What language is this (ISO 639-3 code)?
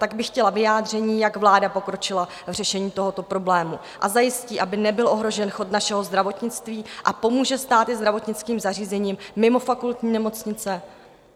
ces